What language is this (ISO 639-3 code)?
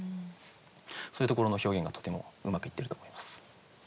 jpn